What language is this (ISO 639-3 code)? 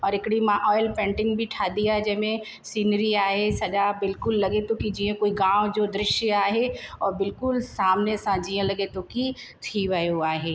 snd